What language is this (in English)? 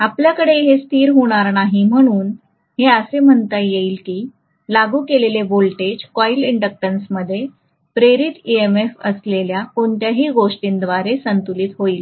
Marathi